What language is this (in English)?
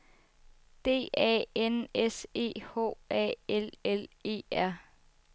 Danish